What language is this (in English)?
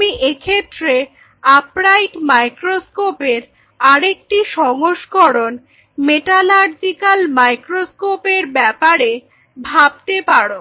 Bangla